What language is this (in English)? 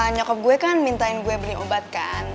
Indonesian